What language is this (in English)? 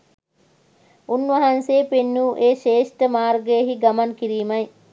Sinhala